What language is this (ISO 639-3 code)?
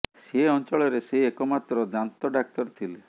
ori